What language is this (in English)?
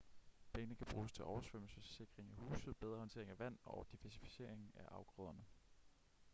Danish